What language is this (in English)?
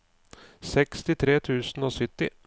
Norwegian